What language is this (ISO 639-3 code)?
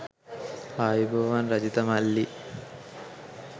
sin